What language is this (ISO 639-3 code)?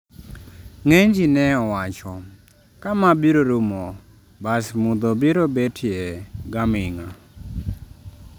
luo